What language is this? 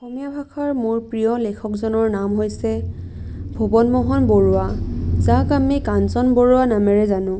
Assamese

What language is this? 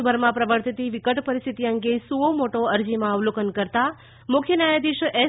Gujarati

